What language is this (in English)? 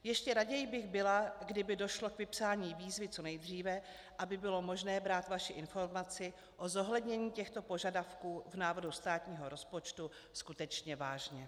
Czech